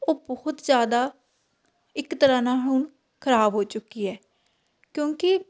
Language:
Punjabi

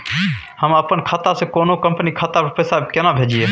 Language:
Maithili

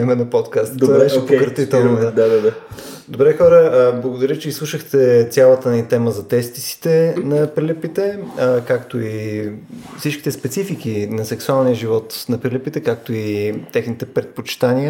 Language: Bulgarian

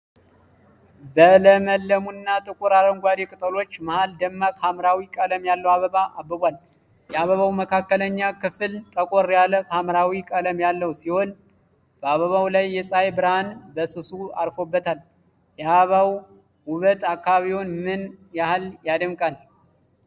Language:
Amharic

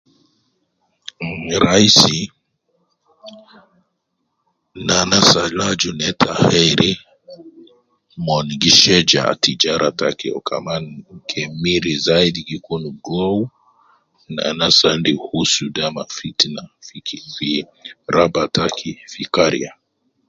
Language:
Nubi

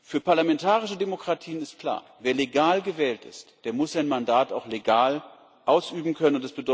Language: German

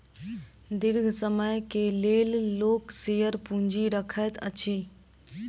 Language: Maithili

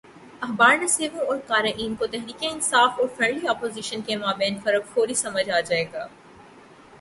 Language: Urdu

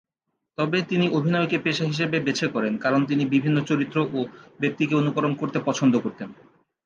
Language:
Bangla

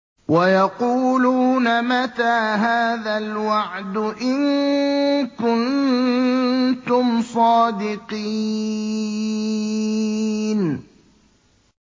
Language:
Arabic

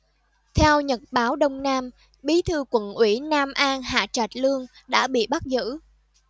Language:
Vietnamese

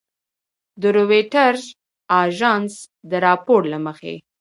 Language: Pashto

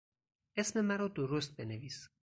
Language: Persian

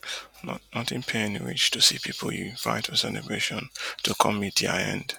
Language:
Nigerian Pidgin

